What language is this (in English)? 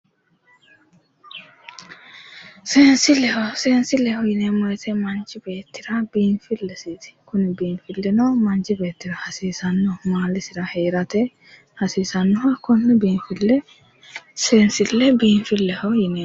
Sidamo